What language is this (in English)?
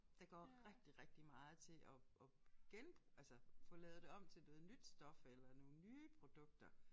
Danish